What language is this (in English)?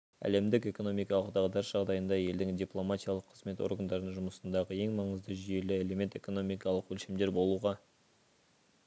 Kazakh